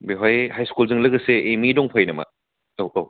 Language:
Bodo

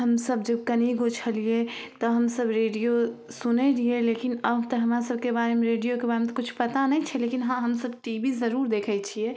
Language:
Maithili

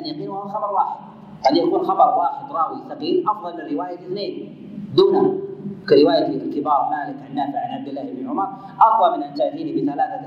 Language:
Arabic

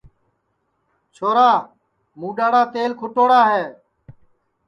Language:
Sansi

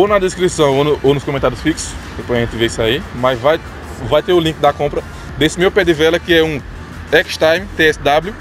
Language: Portuguese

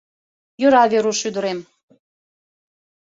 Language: Mari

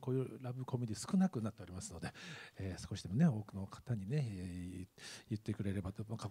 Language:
Japanese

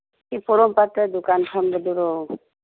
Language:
Manipuri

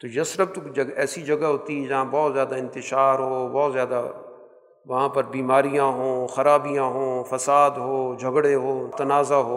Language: Urdu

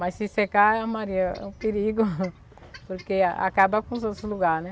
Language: Portuguese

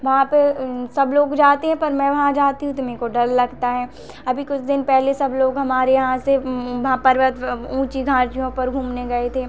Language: Hindi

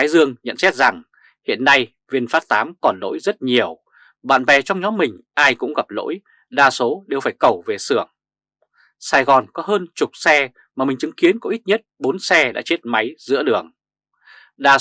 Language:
Vietnamese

